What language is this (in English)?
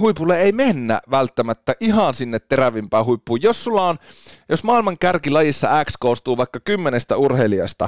Finnish